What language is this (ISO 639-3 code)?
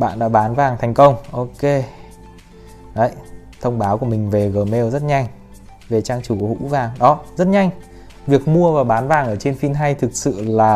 vie